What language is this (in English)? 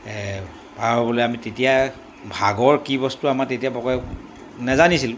Assamese